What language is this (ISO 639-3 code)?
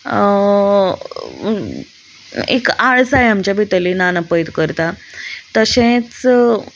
kok